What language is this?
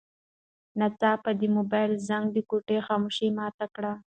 Pashto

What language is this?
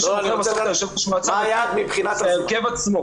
Hebrew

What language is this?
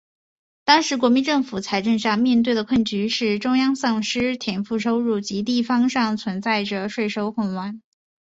Chinese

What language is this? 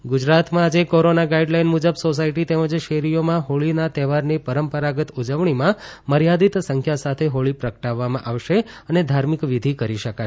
Gujarati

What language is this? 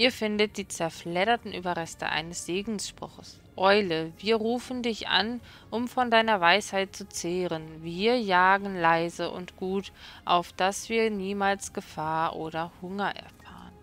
German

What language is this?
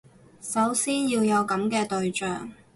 Cantonese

